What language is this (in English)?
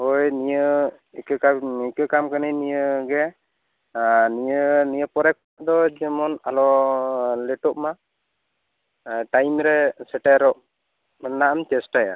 Santali